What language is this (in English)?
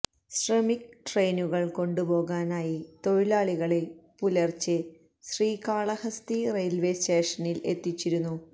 Malayalam